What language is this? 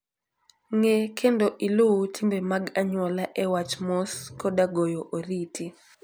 Luo (Kenya and Tanzania)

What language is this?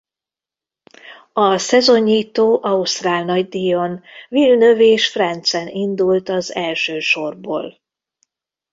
Hungarian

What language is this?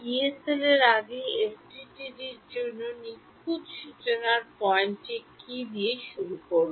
Bangla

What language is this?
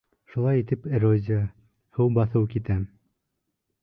Bashkir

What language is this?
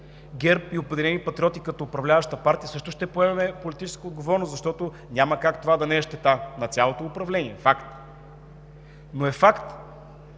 Bulgarian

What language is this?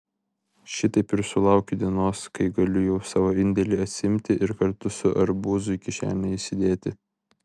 Lithuanian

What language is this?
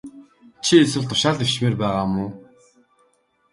Mongolian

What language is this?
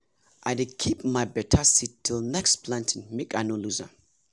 Nigerian Pidgin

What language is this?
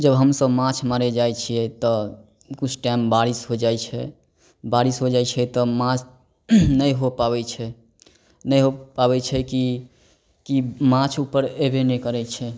Maithili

